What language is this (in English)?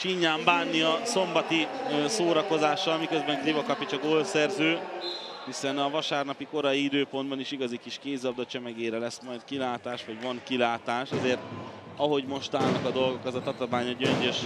Hungarian